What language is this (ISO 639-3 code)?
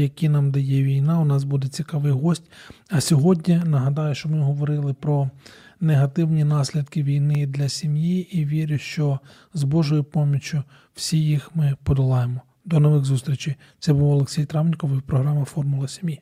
ukr